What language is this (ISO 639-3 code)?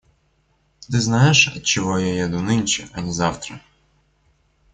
rus